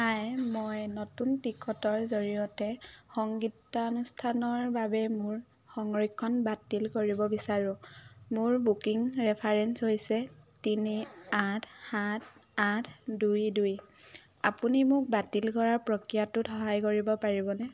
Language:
Assamese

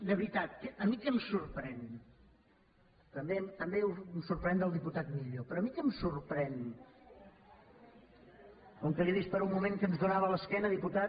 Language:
Catalan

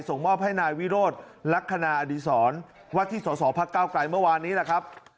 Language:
Thai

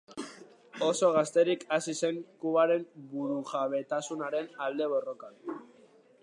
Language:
Basque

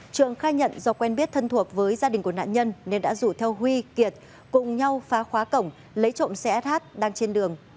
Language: Vietnamese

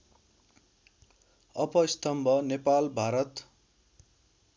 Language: Nepali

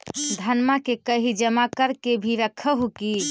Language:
Magahi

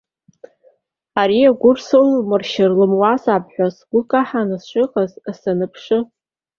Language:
Abkhazian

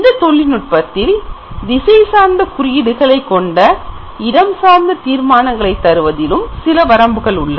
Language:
Tamil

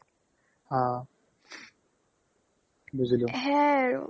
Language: Assamese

